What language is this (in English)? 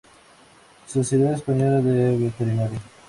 Spanish